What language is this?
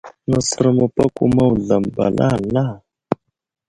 Wuzlam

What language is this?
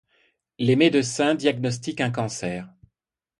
French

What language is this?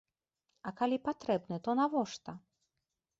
Belarusian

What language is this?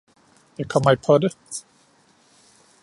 Danish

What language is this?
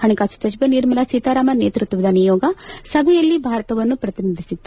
Kannada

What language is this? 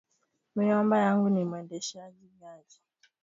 Swahili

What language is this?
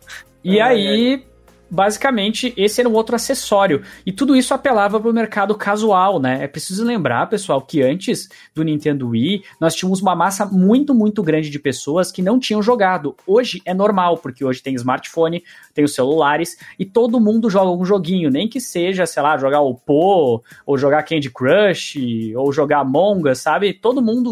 Portuguese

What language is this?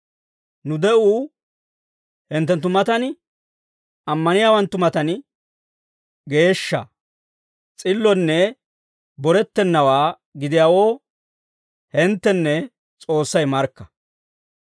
Dawro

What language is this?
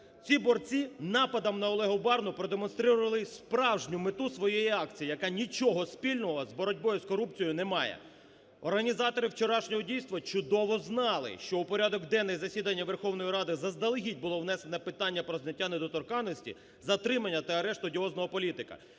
Ukrainian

